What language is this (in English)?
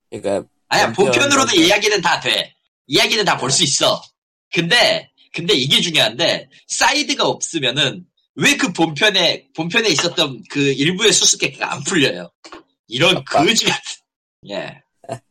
Korean